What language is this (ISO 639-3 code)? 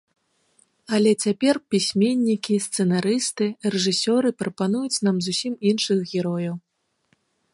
bel